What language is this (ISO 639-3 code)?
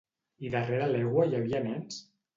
cat